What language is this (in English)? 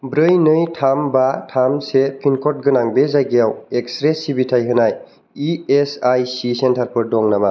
Bodo